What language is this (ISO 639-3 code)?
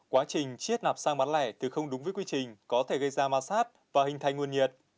vie